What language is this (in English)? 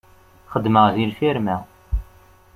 Kabyle